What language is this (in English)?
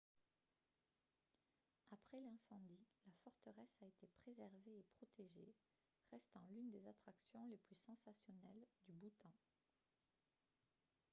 French